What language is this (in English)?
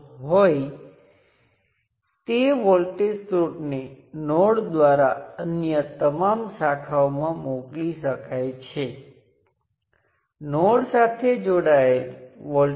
Gujarati